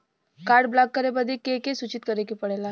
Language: Bhojpuri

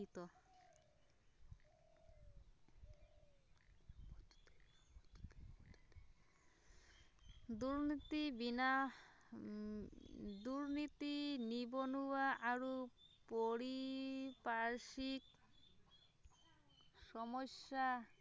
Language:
Assamese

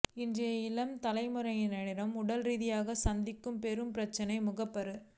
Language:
Tamil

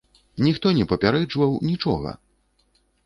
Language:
Belarusian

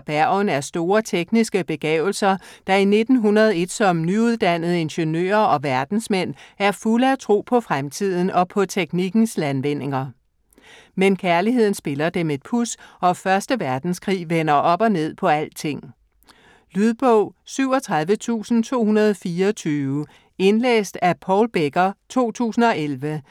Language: Danish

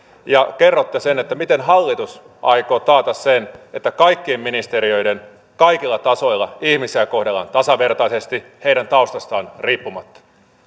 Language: Finnish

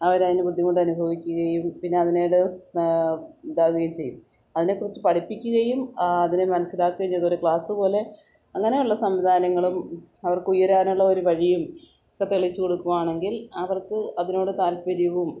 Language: Malayalam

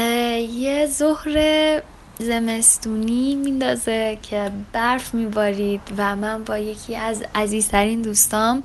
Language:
Persian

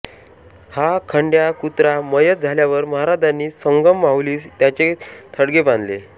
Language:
Marathi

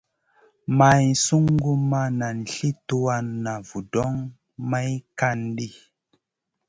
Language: Masana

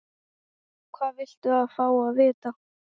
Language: Icelandic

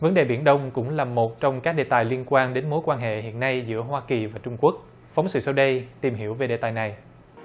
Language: Vietnamese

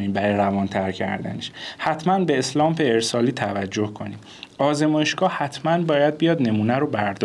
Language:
Persian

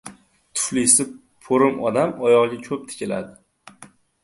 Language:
Uzbek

